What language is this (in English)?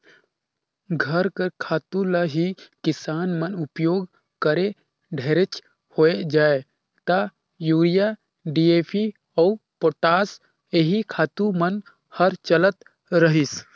Chhattisgarhi